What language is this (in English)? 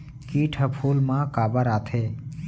Chhattisgarhi